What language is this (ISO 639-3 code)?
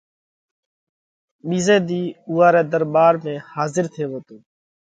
kvx